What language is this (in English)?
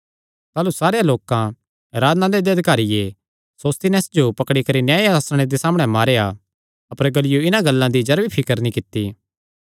Kangri